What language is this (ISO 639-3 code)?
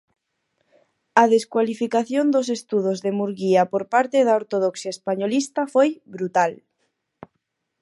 glg